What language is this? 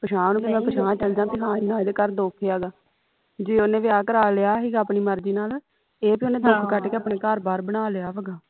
Punjabi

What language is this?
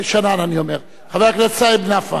Hebrew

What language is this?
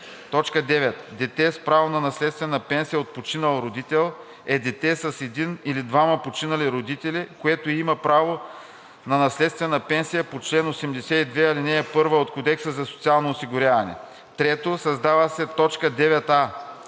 Bulgarian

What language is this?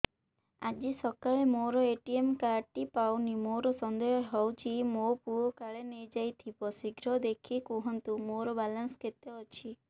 Odia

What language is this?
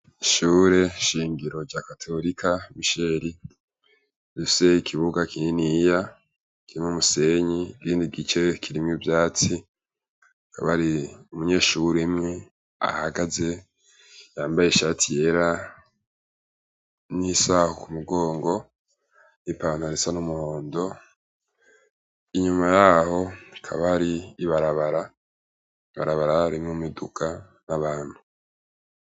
Rundi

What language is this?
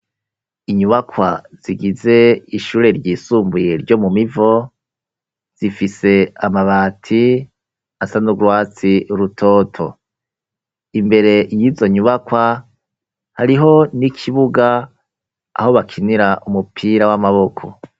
Rundi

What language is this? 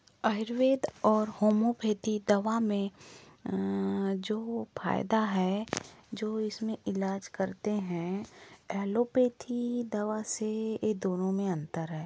Hindi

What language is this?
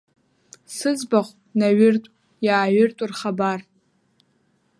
Abkhazian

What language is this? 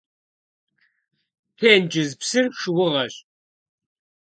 Kabardian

